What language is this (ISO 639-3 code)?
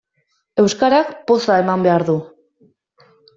eus